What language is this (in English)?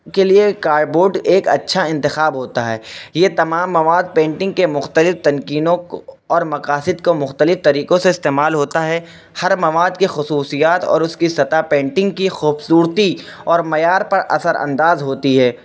Urdu